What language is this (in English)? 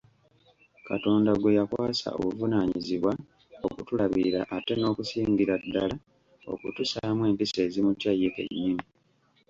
Ganda